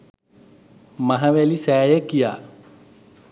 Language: Sinhala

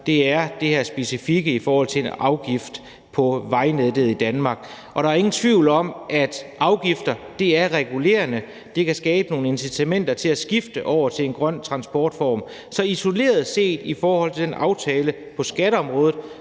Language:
Danish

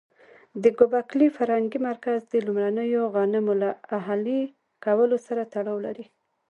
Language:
Pashto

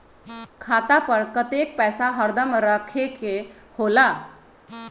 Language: Magahi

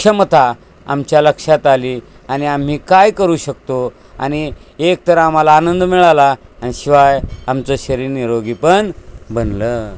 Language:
Marathi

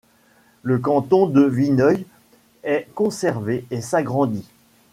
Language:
French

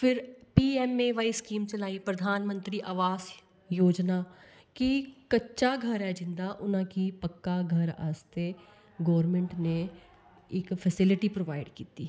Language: Dogri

